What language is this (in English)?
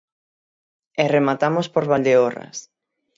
Galician